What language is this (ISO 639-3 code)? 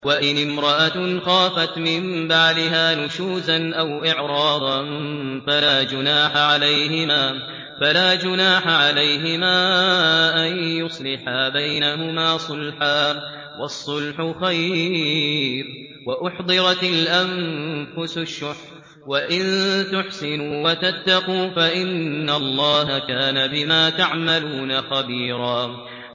ara